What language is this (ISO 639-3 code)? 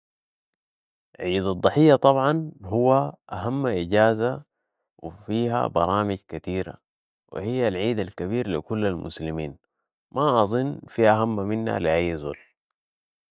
apd